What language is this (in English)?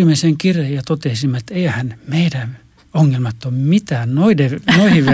Finnish